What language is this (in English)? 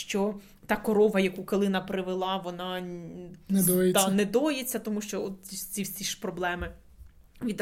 Ukrainian